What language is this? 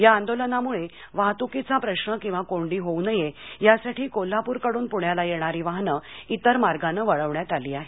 Marathi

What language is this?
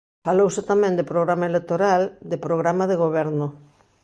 Galician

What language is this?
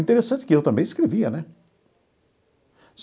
Portuguese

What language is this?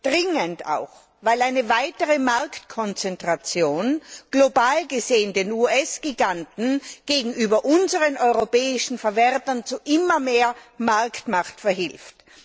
German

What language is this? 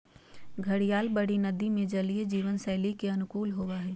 Magahi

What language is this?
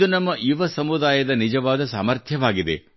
Kannada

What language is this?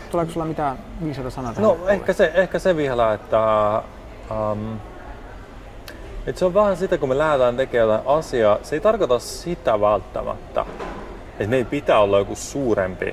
Finnish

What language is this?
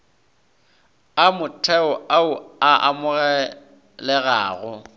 Northern Sotho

